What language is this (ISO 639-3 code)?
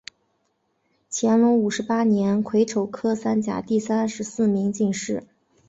zho